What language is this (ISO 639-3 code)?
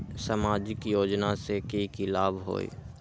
mag